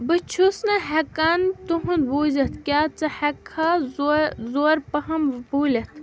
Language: Kashmiri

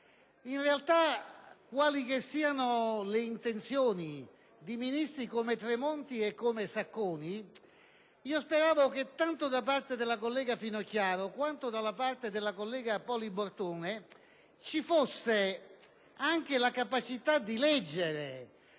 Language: Italian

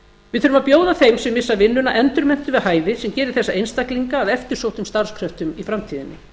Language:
Icelandic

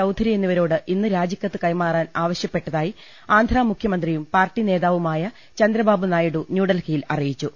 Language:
Malayalam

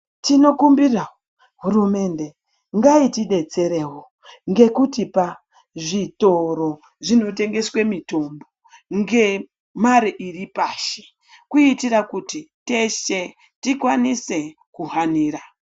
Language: Ndau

